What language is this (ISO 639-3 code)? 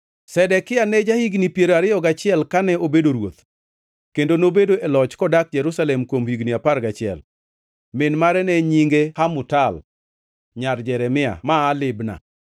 luo